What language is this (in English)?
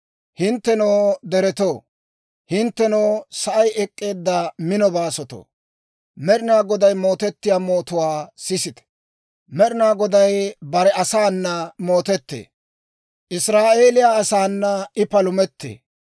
Dawro